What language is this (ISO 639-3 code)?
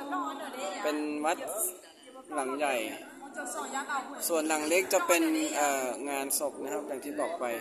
tha